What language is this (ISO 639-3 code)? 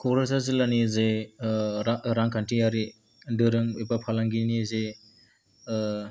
brx